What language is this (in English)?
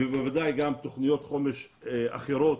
Hebrew